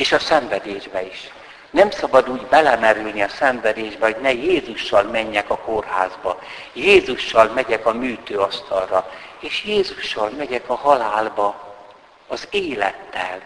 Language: Hungarian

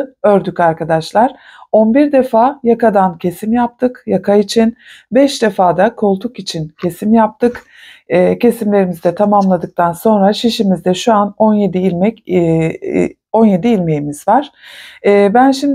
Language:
Turkish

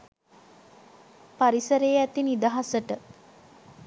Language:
Sinhala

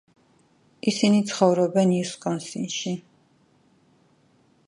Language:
Georgian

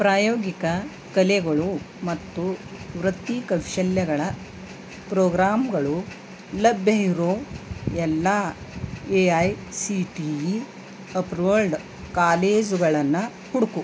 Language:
Kannada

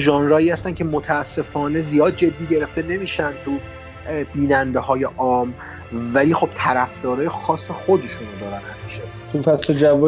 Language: Persian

